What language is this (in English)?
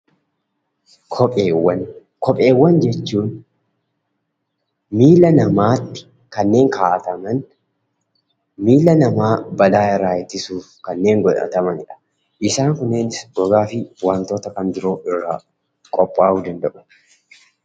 Oromo